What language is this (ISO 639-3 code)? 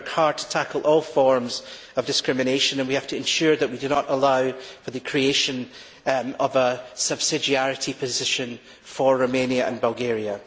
eng